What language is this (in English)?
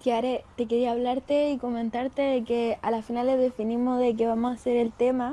Spanish